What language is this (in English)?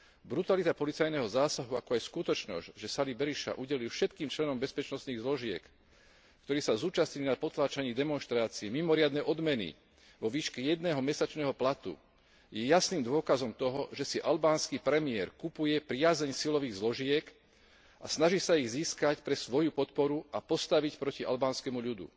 Slovak